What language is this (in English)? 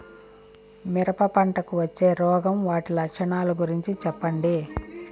Telugu